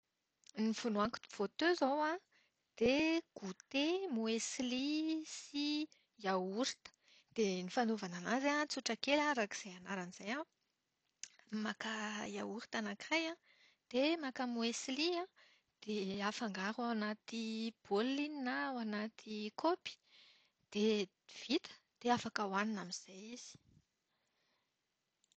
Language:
Malagasy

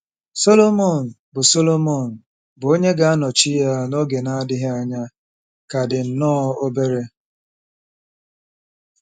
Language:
Igbo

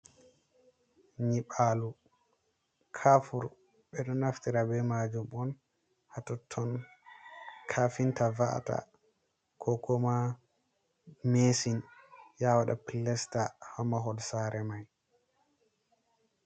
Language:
Fula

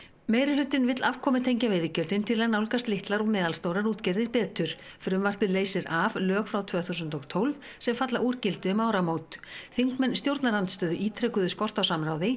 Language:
Icelandic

